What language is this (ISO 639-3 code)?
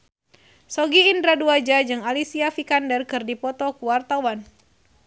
sun